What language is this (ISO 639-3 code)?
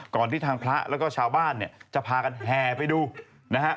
tha